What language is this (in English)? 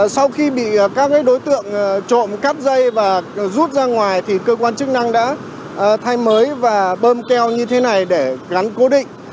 Vietnamese